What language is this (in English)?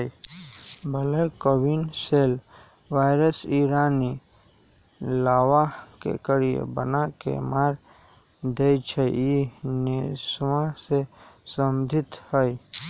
Magahi